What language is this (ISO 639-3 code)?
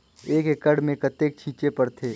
hne